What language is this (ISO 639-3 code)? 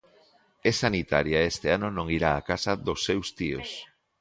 glg